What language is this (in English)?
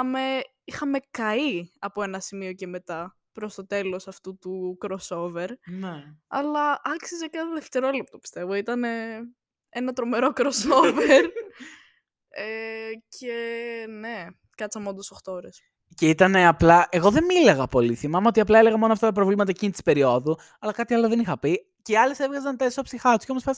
Greek